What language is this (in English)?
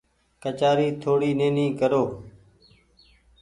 Goaria